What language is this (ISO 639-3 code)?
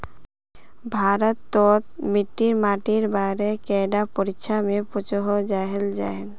mag